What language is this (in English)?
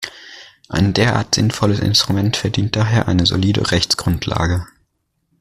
German